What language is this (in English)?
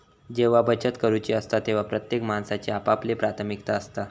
Marathi